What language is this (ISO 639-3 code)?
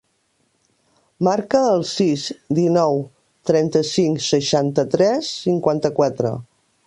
cat